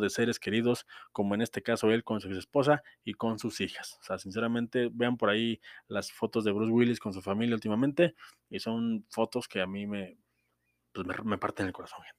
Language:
Spanish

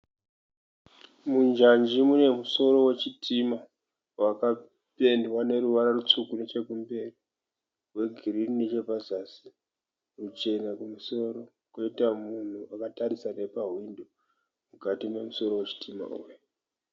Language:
Shona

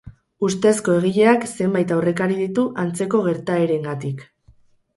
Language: Basque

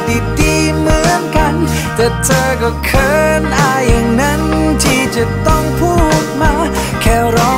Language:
Thai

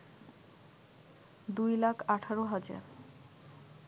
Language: Bangla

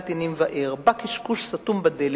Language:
Hebrew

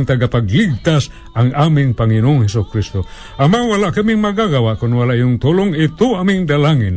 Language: Filipino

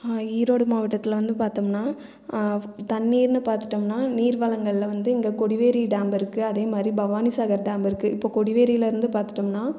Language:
Tamil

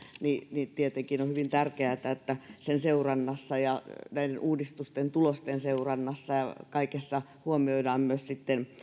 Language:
Finnish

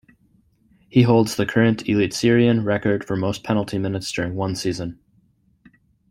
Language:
English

